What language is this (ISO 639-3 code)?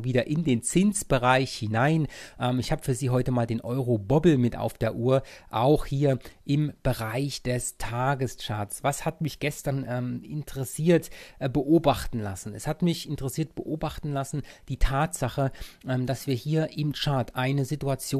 deu